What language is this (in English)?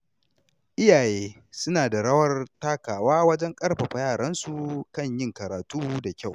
Hausa